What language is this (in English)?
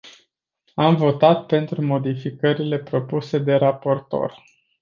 Romanian